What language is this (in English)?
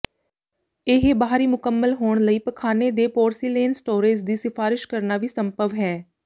Punjabi